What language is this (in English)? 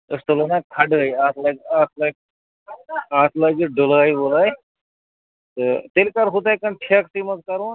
Kashmiri